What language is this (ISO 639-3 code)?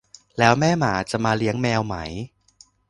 tha